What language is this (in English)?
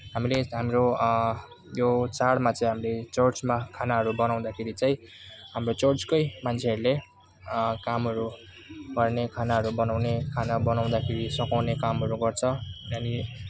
Nepali